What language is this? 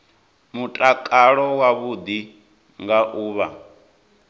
Venda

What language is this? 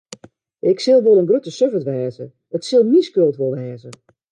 Western Frisian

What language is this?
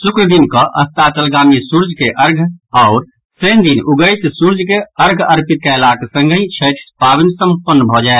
Maithili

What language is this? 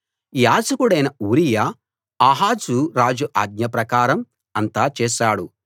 Telugu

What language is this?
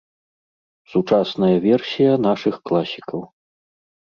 Belarusian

